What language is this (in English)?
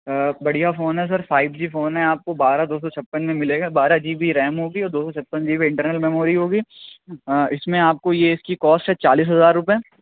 Urdu